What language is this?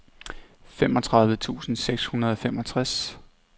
Danish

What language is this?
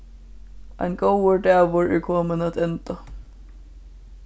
Faroese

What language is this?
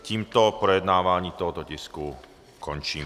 Czech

